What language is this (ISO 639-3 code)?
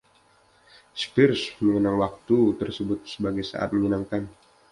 ind